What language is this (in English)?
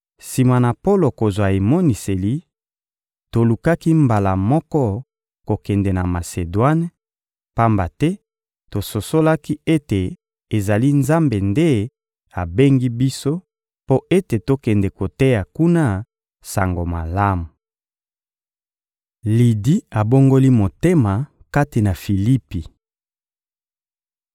Lingala